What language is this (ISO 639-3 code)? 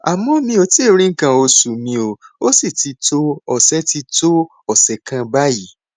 yor